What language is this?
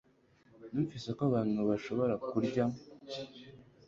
Kinyarwanda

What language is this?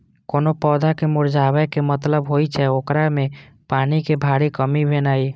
Maithili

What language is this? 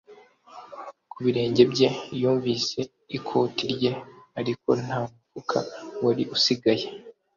Kinyarwanda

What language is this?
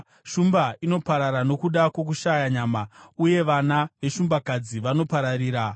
Shona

